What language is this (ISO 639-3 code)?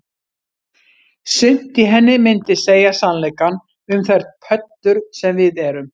isl